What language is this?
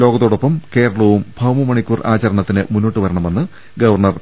Malayalam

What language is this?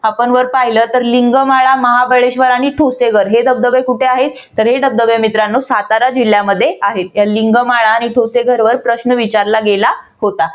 Marathi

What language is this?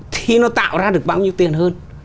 Vietnamese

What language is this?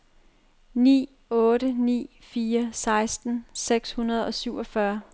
Danish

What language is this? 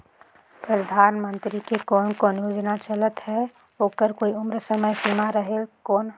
Chhattisgarhi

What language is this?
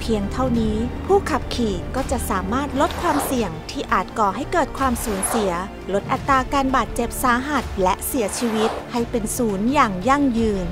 Thai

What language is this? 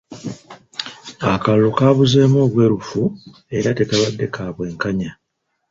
Ganda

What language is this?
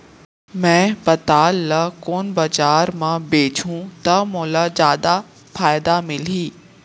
Chhattisgarhi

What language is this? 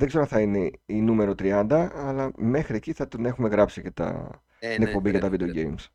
Greek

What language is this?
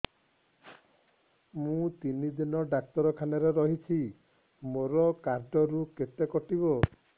Odia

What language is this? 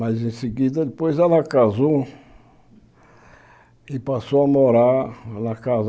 Portuguese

